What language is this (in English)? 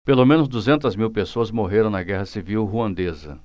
Portuguese